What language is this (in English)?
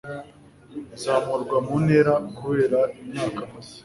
Kinyarwanda